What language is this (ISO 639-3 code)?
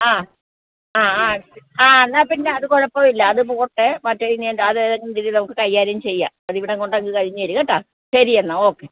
mal